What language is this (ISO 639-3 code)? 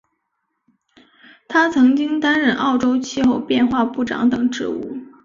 zho